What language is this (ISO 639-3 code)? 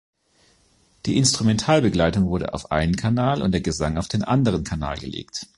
deu